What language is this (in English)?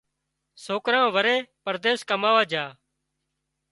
Wadiyara Koli